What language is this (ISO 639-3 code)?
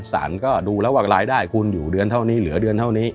tha